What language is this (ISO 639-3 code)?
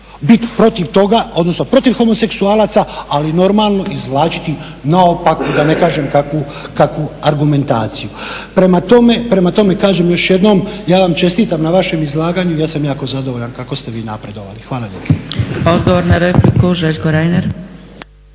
hrv